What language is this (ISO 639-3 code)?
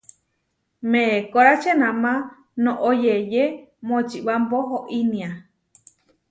var